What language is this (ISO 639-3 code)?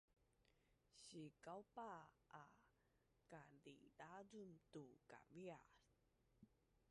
bnn